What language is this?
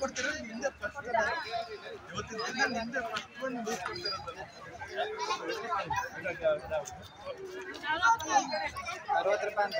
Bangla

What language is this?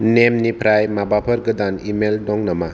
Bodo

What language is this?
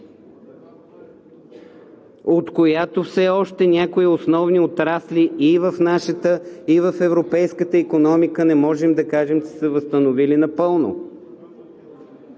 Bulgarian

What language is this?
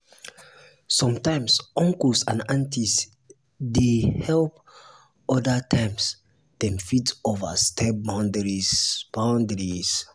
Nigerian Pidgin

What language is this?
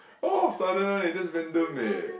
English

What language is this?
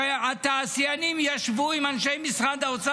Hebrew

